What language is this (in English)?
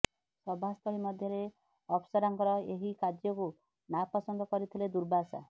Odia